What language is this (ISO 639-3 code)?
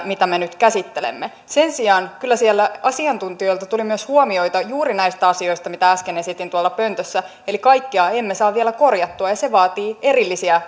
fin